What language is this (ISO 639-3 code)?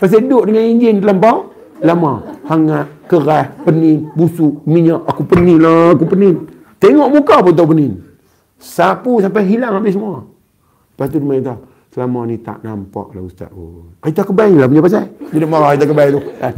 msa